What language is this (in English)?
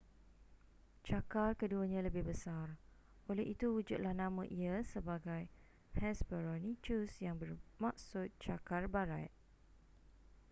Malay